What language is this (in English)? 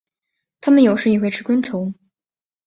Chinese